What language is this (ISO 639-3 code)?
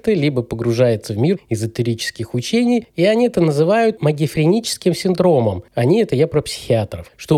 rus